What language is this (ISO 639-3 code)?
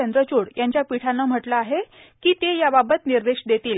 mar